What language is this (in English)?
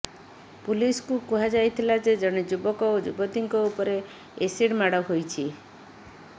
Odia